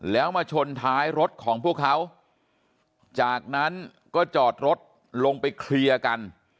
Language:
Thai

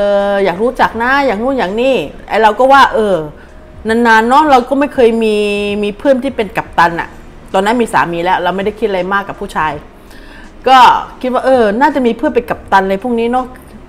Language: Thai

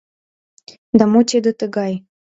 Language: Mari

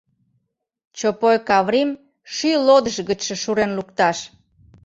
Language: Mari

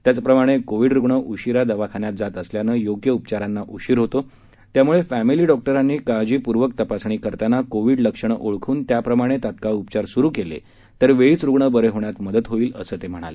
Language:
Marathi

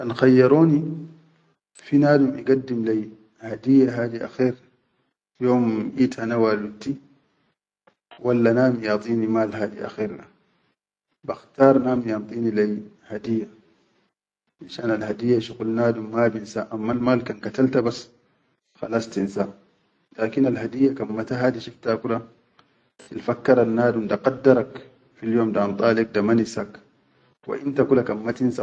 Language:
Chadian Arabic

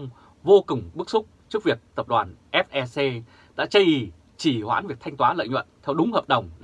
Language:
Vietnamese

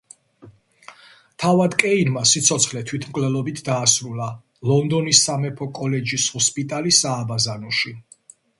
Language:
Georgian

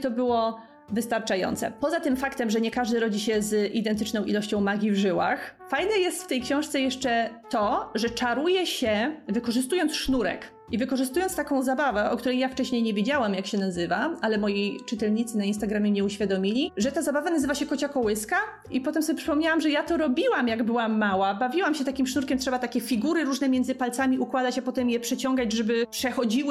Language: Polish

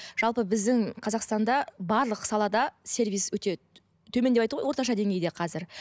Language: Kazakh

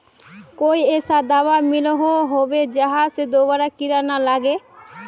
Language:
Magahi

